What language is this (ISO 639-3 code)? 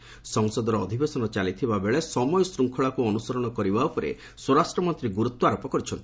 ori